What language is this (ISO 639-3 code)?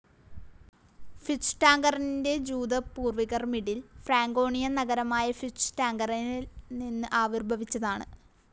mal